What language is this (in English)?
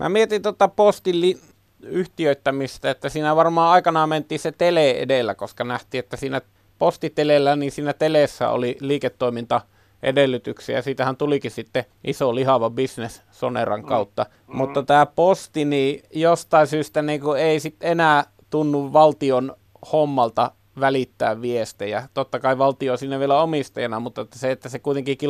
Finnish